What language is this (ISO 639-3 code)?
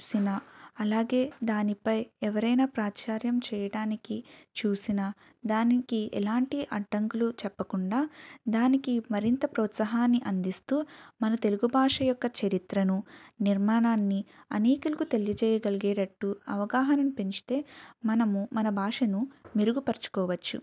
tel